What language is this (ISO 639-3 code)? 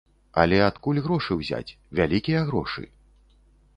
bel